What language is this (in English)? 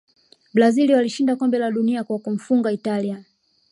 Swahili